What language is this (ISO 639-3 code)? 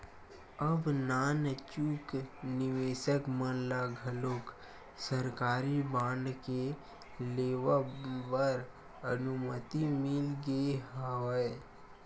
hne